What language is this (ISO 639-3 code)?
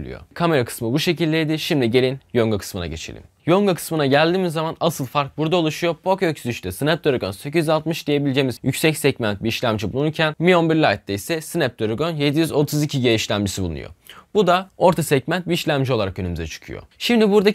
tur